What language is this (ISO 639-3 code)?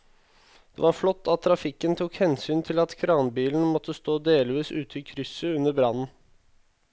nor